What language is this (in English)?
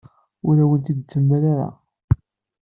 Kabyle